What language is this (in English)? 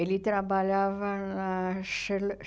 Portuguese